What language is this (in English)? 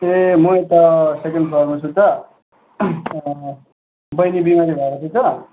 Nepali